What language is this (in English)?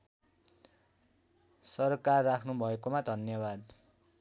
Nepali